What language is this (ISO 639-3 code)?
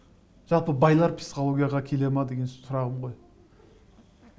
kaz